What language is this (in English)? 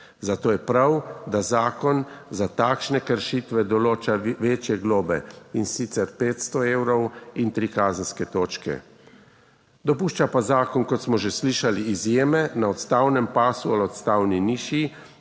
Slovenian